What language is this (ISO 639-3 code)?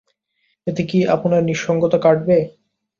ben